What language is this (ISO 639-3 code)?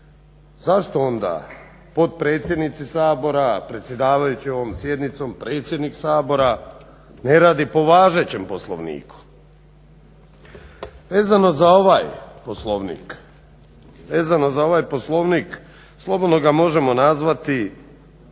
hrv